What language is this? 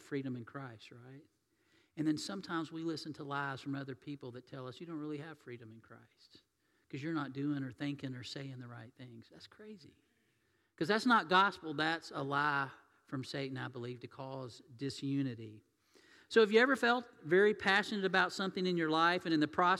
English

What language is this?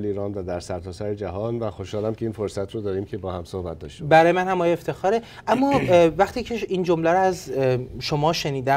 Persian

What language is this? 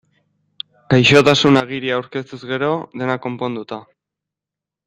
Basque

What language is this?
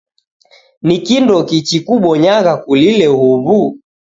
Taita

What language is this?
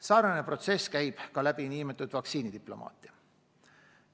Estonian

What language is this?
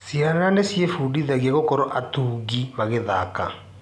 Kikuyu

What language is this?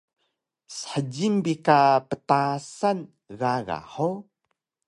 Taroko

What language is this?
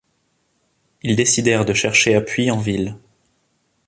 French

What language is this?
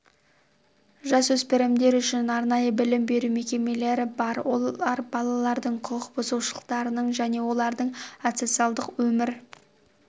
Kazakh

